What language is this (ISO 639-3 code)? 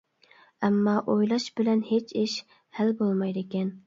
uig